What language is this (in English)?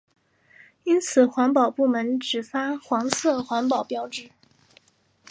Chinese